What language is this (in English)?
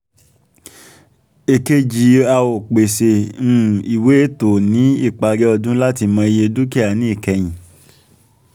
Yoruba